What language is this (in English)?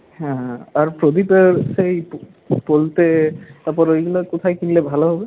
Bangla